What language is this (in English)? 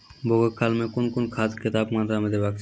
Maithili